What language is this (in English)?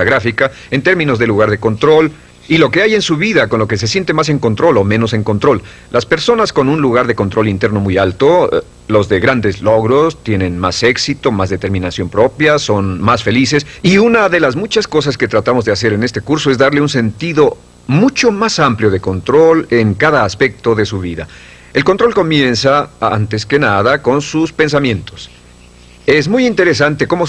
Spanish